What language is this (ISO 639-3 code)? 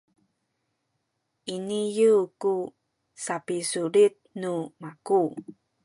szy